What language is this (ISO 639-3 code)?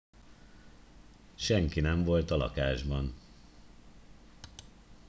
hun